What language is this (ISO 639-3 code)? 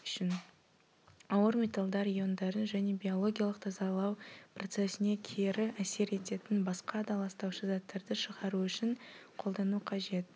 kaz